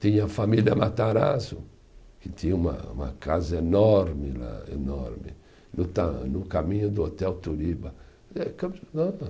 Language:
Portuguese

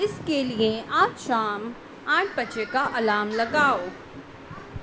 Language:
Urdu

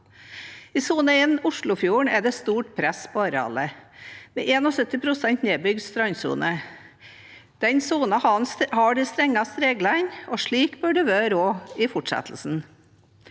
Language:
Norwegian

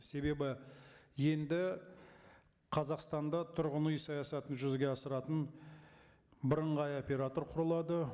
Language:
Kazakh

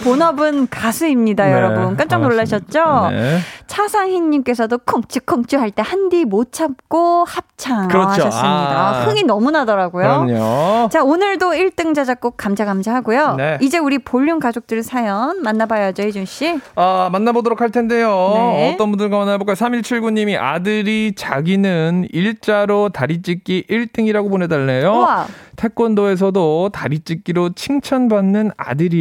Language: Korean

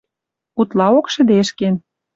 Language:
Western Mari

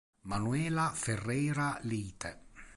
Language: Italian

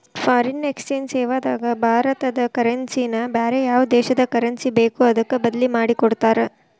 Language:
Kannada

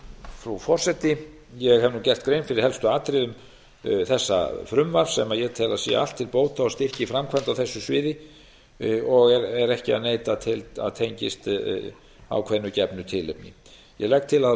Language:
Icelandic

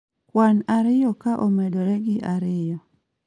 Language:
Luo (Kenya and Tanzania)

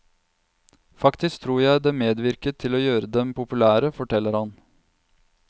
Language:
Norwegian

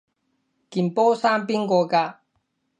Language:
Cantonese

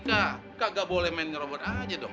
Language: Indonesian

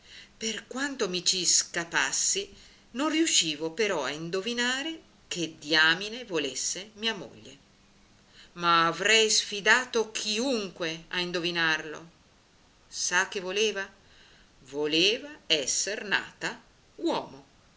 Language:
Italian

